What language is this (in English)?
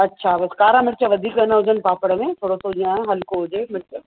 Sindhi